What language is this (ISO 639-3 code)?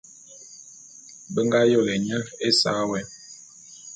bum